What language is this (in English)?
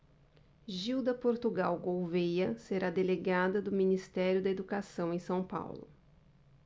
Portuguese